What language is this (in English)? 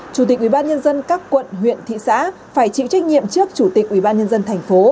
Vietnamese